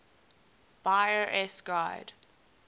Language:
English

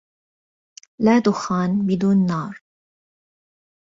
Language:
Arabic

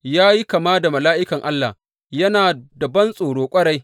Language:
Hausa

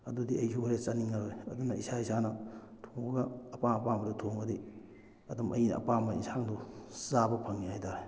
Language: Manipuri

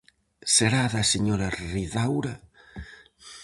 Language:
Galician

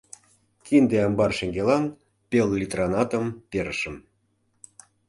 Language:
Mari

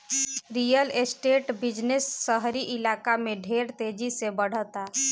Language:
Bhojpuri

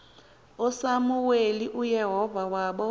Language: Xhosa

